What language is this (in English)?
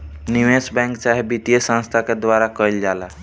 Bhojpuri